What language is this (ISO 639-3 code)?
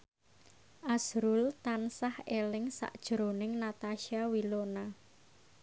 jav